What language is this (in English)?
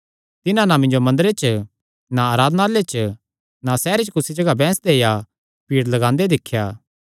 Kangri